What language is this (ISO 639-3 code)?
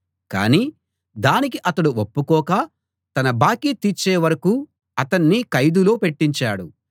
tel